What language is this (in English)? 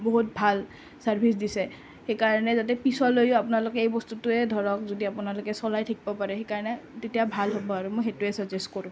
Assamese